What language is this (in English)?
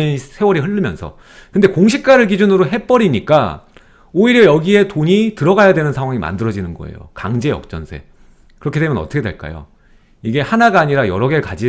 Korean